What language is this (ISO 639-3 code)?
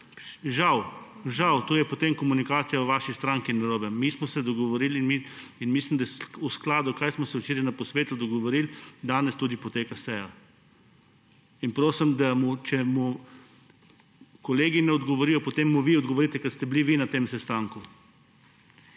slv